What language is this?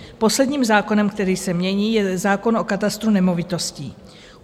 Czech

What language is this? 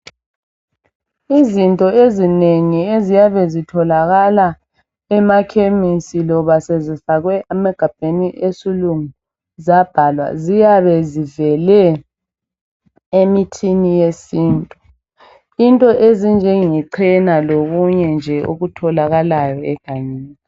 North Ndebele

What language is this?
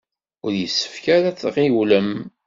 Kabyle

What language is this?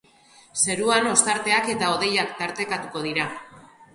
Basque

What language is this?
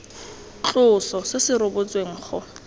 Tswana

